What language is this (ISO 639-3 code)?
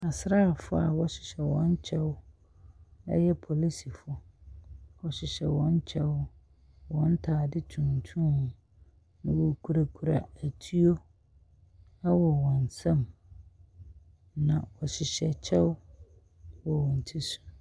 aka